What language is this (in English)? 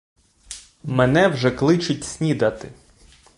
Ukrainian